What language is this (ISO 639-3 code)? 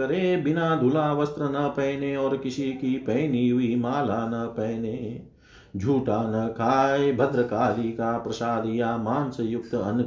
hin